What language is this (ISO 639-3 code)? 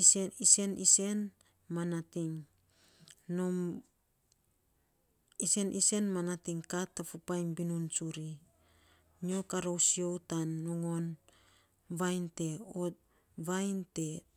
sps